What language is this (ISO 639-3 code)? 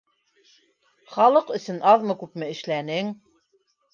bak